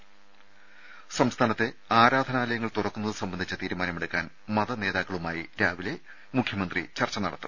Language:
Malayalam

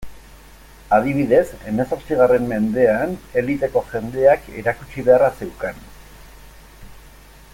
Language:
Basque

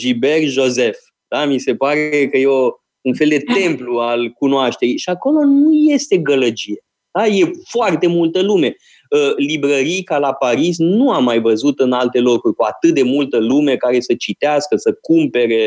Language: Romanian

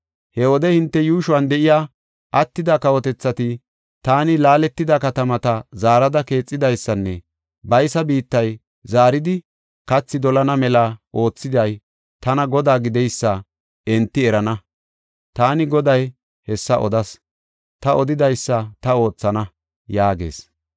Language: Gofa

